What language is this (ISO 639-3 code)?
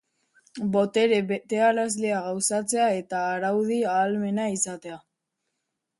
eus